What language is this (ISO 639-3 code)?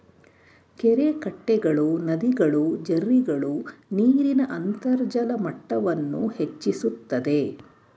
kan